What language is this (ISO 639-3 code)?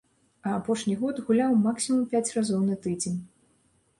bel